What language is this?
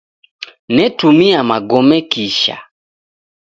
Taita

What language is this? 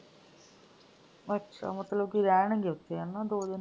Punjabi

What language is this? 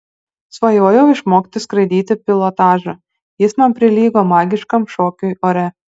Lithuanian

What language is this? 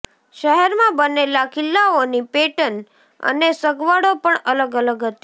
Gujarati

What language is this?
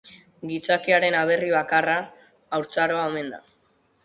Basque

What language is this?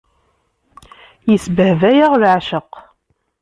Kabyle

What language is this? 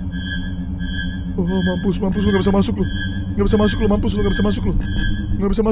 Indonesian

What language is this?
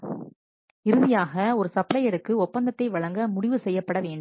Tamil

